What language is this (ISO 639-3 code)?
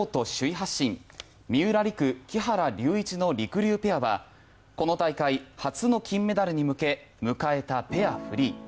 jpn